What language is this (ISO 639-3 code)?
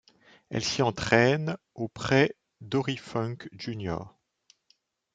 fra